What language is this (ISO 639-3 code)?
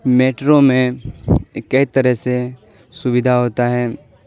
urd